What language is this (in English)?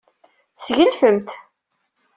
Kabyle